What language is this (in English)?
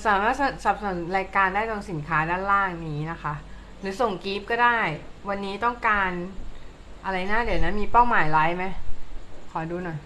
Thai